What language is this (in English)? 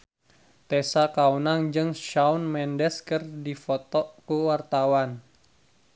Sundanese